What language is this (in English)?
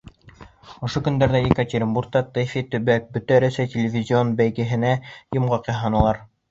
Bashkir